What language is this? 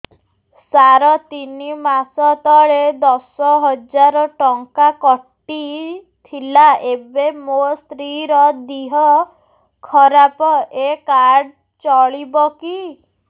Odia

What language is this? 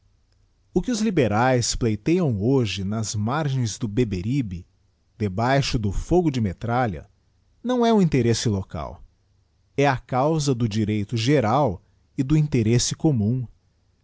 Portuguese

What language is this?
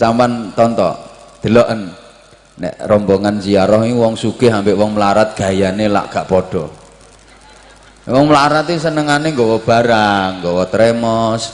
Indonesian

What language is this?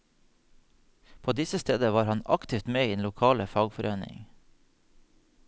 Norwegian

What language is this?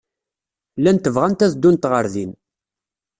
Kabyle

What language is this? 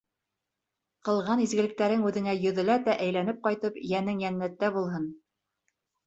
Bashkir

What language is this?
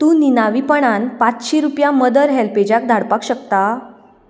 Konkani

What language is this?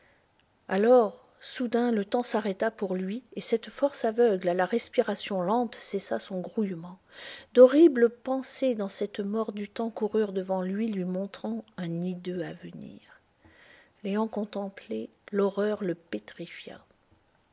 French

